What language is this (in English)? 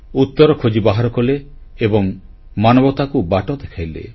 Odia